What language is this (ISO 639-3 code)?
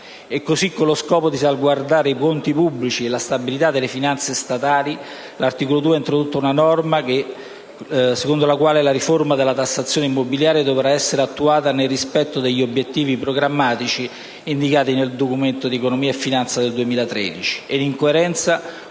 ita